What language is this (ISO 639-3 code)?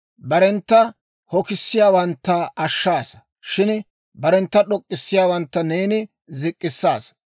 dwr